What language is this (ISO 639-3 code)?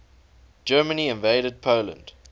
eng